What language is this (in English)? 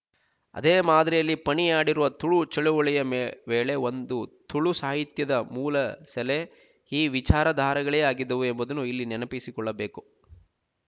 Kannada